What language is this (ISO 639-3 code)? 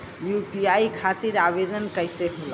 bho